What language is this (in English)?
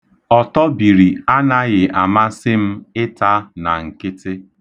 Igbo